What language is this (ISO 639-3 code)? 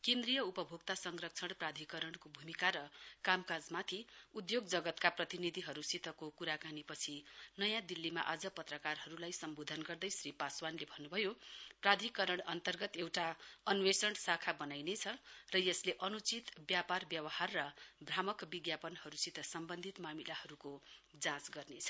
nep